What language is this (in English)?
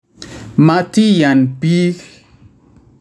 Kalenjin